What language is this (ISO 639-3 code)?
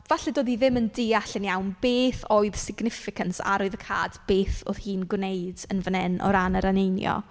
cym